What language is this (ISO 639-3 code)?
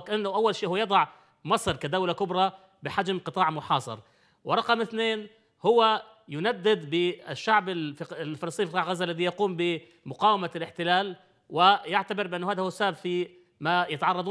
ara